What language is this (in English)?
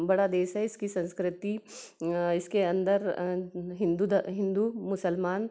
Hindi